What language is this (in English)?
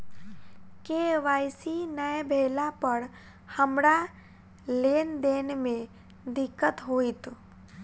Maithili